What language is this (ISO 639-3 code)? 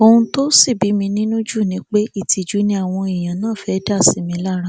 yor